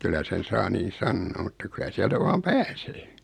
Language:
Finnish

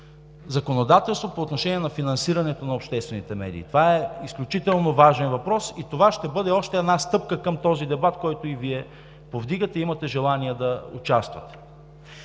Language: Bulgarian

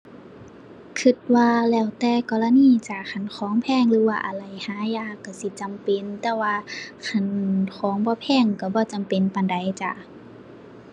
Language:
Thai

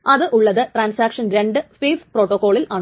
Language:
Malayalam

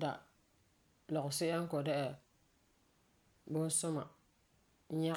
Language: Frafra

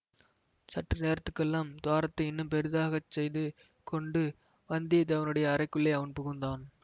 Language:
Tamil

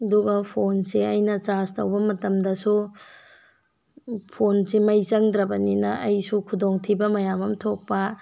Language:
Manipuri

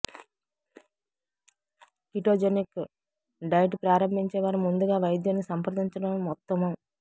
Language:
Telugu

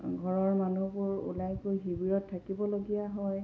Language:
Assamese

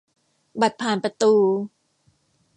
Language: Thai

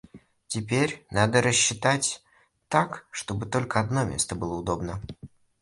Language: Russian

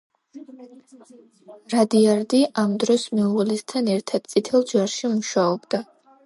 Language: Georgian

